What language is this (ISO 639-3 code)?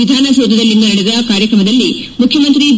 kan